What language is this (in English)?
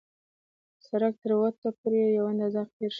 Pashto